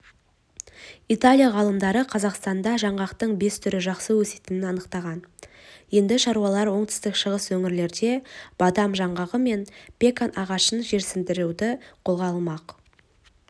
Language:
Kazakh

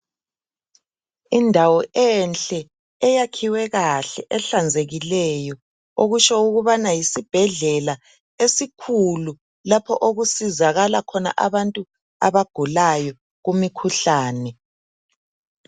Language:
North Ndebele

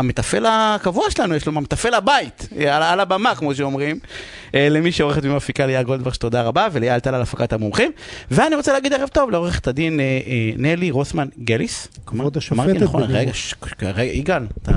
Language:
Hebrew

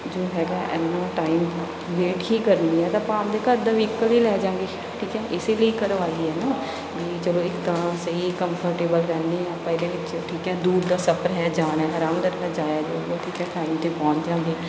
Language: Punjabi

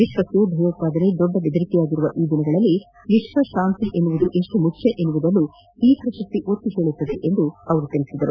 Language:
Kannada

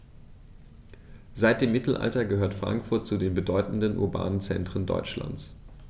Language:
German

